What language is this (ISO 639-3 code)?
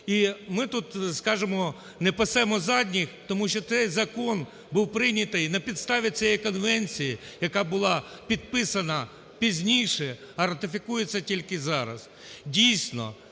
ukr